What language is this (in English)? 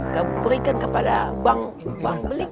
Indonesian